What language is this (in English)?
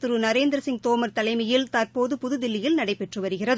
Tamil